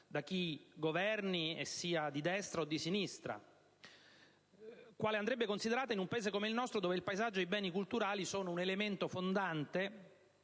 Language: Italian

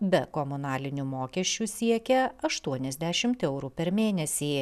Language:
Lithuanian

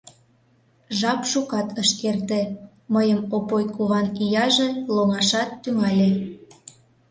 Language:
Mari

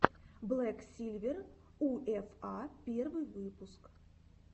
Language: Russian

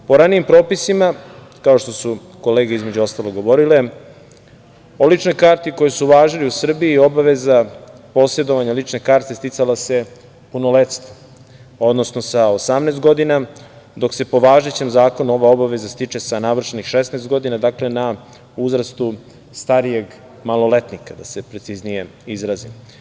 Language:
Serbian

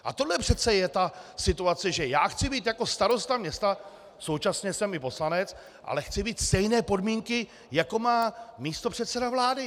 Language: Czech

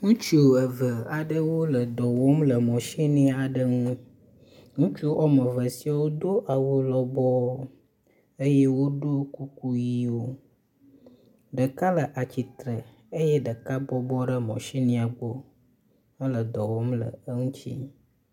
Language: Ewe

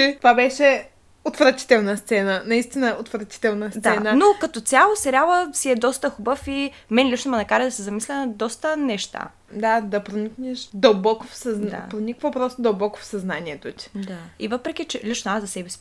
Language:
Bulgarian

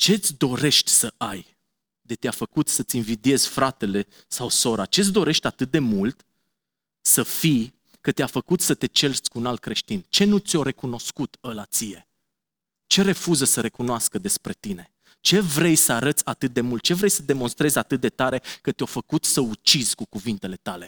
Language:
Romanian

